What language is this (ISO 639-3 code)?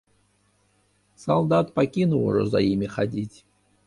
bel